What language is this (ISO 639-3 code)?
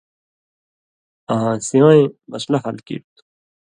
mvy